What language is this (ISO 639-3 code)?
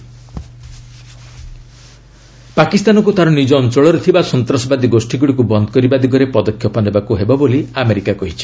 ori